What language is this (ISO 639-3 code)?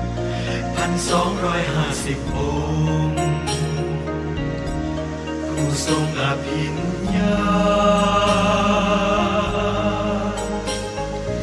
vie